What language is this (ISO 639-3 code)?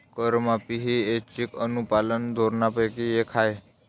mar